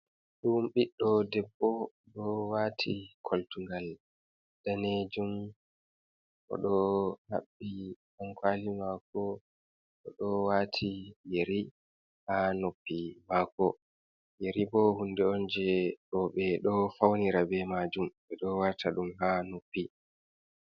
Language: Fula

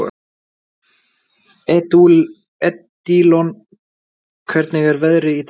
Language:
Icelandic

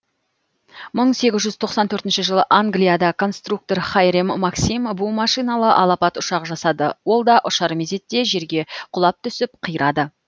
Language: Kazakh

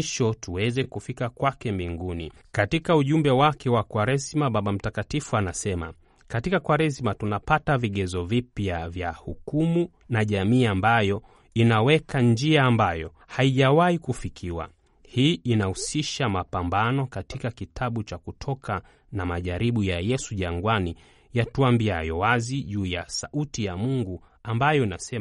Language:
Swahili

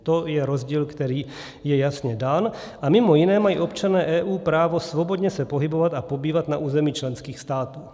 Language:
Czech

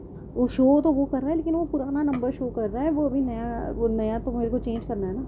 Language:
Urdu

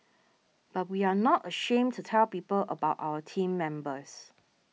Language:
English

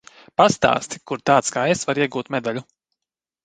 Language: Latvian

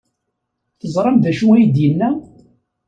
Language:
Kabyle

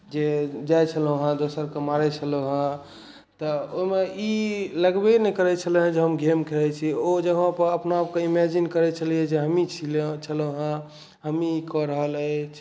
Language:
Maithili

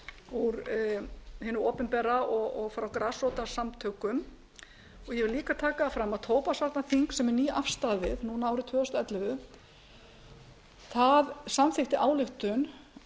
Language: Icelandic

